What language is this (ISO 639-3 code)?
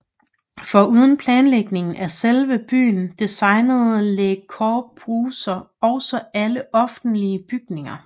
dan